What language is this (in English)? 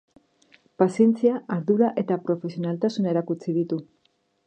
Basque